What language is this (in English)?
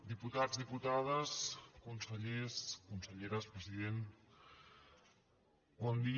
Catalan